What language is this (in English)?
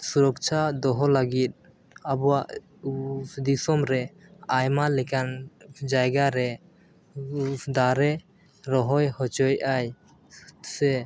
Santali